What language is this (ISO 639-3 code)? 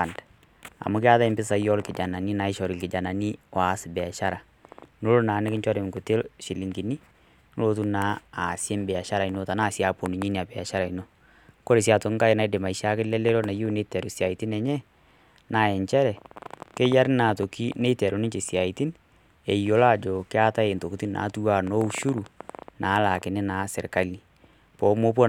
mas